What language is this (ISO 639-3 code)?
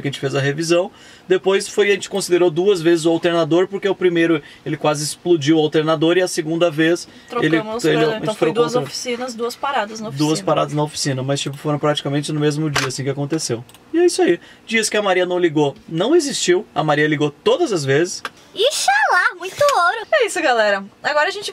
por